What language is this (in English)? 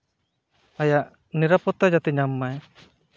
Santali